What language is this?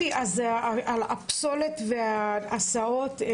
Hebrew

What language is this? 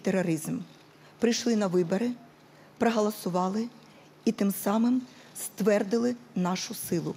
Ukrainian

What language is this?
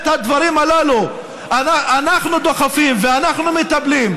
Hebrew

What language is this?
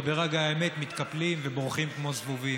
Hebrew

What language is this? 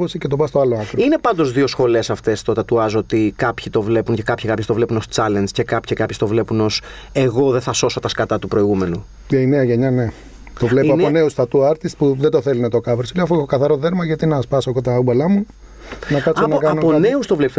Greek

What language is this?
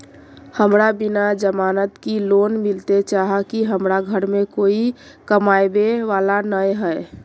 Magahi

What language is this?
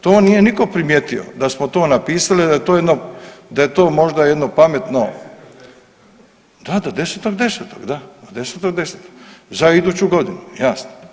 Croatian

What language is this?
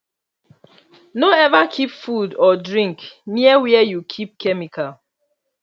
Nigerian Pidgin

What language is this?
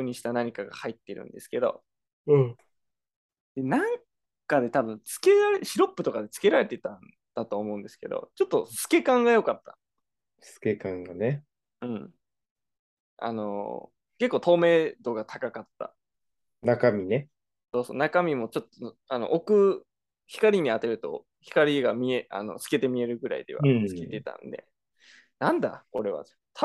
Japanese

